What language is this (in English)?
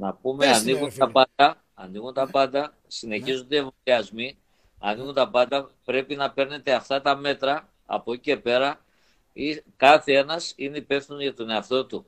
Greek